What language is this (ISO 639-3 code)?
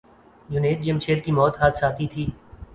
urd